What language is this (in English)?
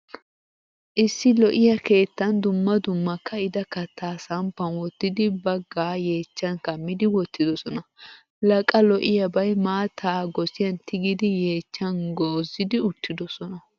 Wolaytta